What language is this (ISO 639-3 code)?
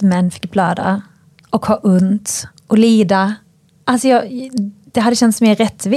swe